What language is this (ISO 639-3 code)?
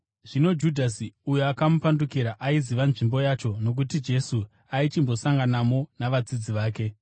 sna